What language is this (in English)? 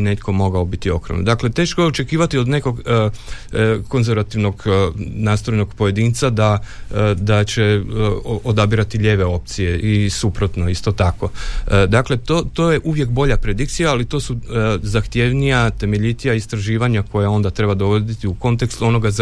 Croatian